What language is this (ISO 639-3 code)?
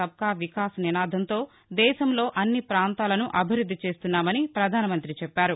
tel